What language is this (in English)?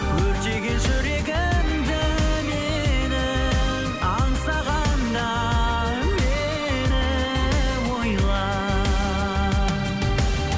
Kazakh